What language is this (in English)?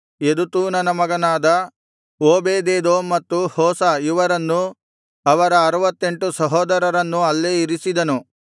Kannada